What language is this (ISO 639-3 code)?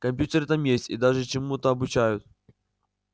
rus